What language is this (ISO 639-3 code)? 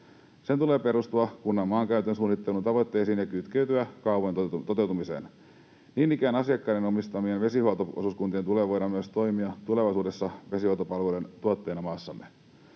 fin